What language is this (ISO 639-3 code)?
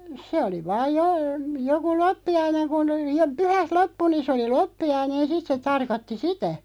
fin